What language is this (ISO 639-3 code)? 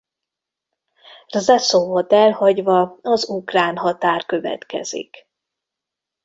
hun